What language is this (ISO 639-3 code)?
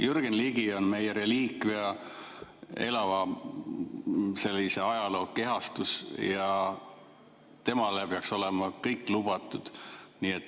est